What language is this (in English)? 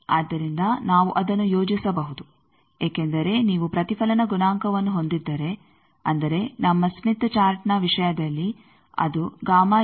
Kannada